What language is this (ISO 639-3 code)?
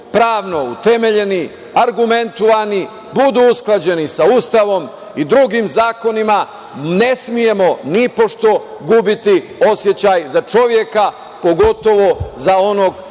srp